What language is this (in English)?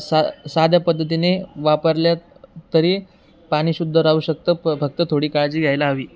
Marathi